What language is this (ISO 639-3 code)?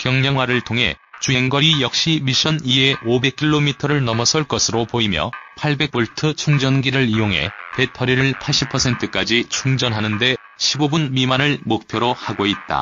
kor